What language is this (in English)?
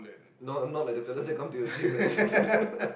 English